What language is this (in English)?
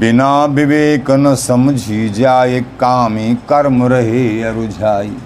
Hindi